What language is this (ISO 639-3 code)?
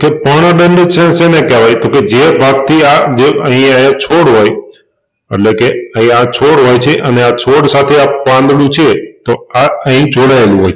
guj